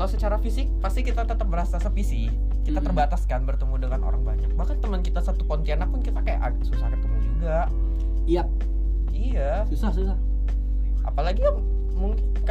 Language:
Indonesian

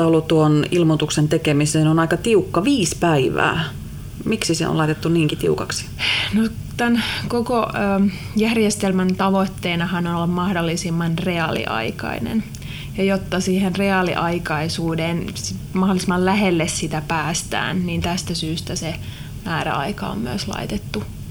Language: Finnish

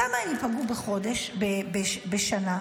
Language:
Hebrew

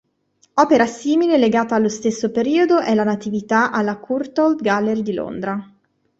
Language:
Italian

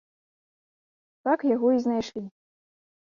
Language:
Belarusian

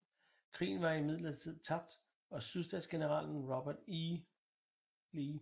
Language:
Danish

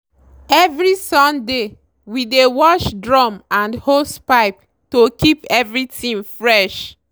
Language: Nigerian Pidgin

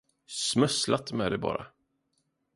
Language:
Swedish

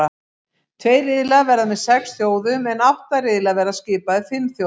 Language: Icelandic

